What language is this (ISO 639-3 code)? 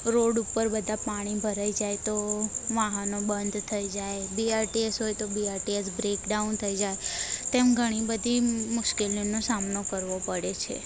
guj